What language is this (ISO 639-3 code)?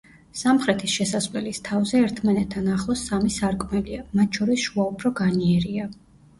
kat